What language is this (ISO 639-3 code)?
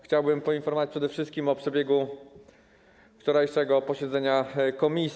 pol